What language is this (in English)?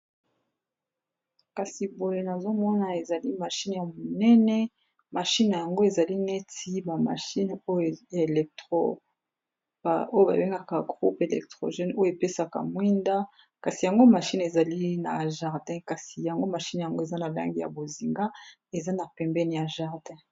Lingala